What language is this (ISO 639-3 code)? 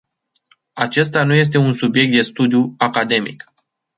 ron